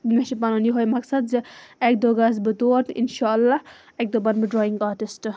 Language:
Kashmiri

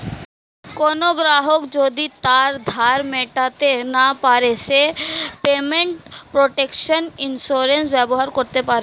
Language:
Bangla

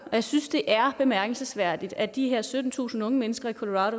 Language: Danish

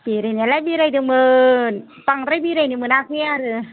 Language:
Bodo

